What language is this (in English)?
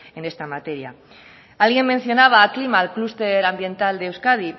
Spanish